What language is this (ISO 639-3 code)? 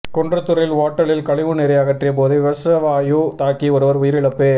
tam